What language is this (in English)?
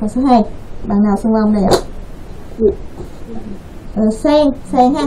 Vietnamese